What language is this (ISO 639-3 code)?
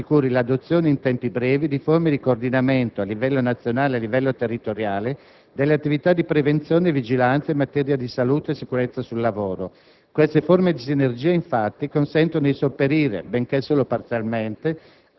ita